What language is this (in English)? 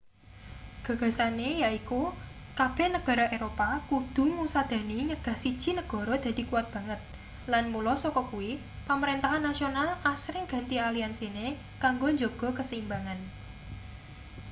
Javanese